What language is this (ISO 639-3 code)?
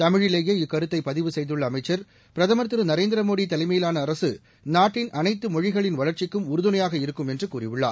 tam